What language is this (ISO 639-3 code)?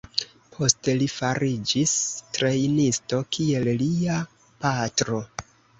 epo